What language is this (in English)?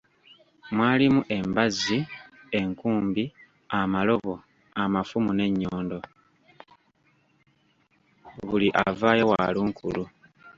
Ganda